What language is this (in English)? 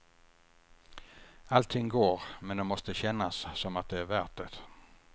Swedish